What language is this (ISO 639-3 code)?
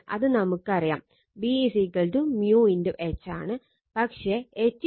mal